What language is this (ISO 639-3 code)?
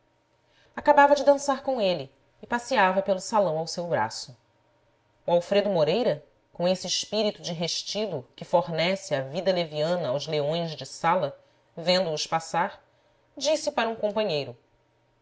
por